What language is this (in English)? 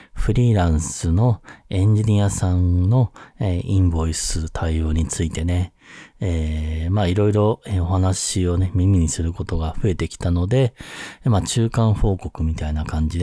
Japanese